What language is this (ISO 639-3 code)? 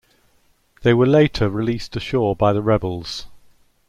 eng